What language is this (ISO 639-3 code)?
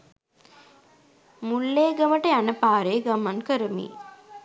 sin